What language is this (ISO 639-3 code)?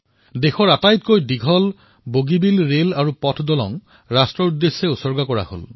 asm